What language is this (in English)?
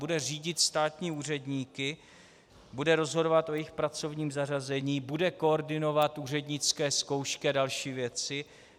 Czech